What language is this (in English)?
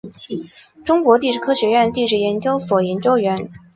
Chinese